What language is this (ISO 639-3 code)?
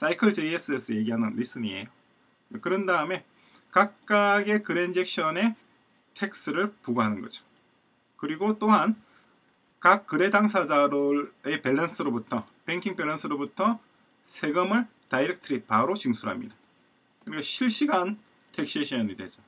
kor